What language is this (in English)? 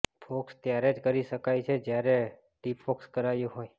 Gujarati